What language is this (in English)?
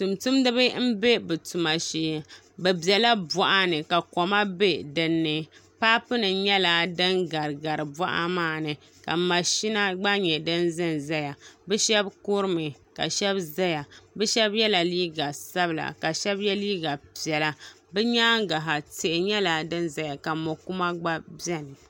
Dagbani